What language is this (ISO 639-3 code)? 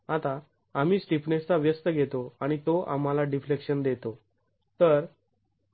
mar